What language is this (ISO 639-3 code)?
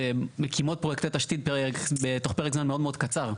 heb